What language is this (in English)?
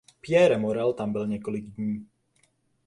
Czech